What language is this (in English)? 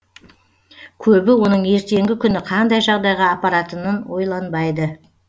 Kazakh